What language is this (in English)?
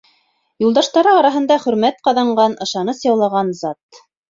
Bashkir